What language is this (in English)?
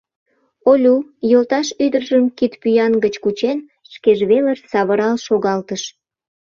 Mari